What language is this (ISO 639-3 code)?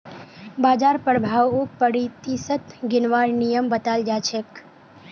mag